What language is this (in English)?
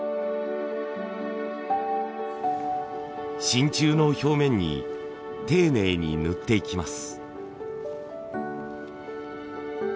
Japanese